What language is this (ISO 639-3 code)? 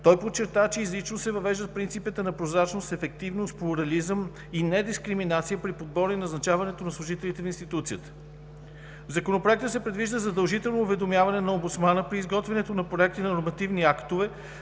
bul